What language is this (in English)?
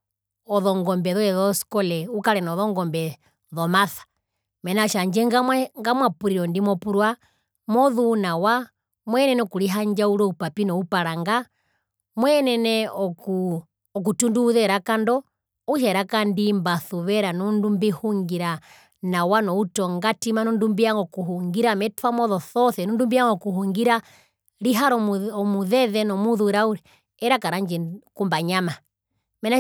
Herero